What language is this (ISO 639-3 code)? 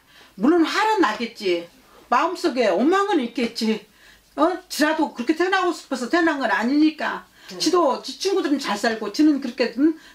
kor